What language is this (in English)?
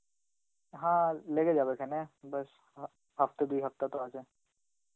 Bangla